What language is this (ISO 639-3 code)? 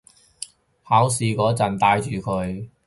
yue